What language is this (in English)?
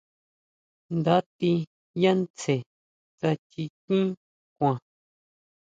Huautla Mazatec